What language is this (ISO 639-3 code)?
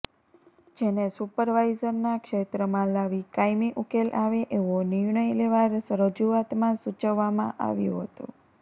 guj